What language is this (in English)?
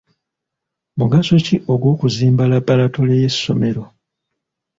Ganda